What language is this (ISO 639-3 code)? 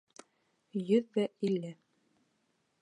bak